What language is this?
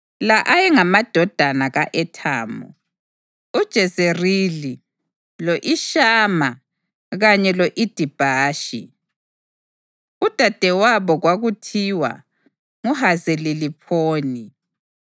North Ndebele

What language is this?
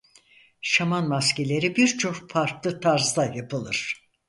Turkish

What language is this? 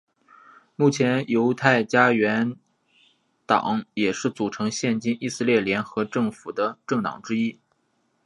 Chinese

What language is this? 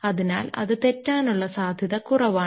Malayalam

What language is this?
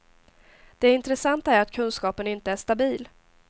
Swedish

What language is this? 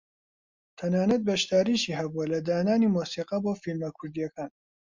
Central Kurdish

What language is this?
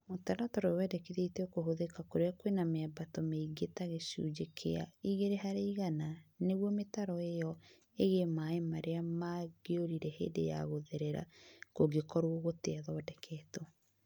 Kikuyu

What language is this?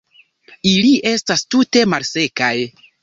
Esperanto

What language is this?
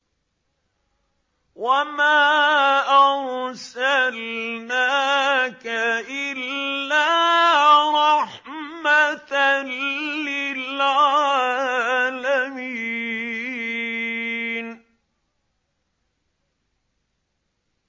Arabic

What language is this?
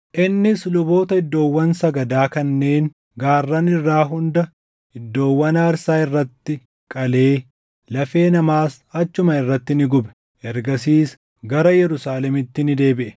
Oromo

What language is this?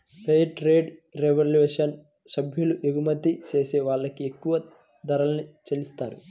Telugu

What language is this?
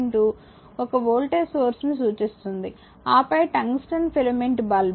Telugu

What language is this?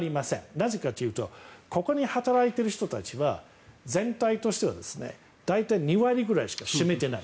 Japanese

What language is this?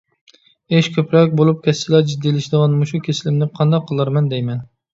Uyghur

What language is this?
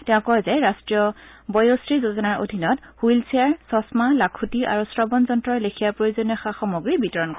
Assamese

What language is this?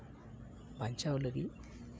Santali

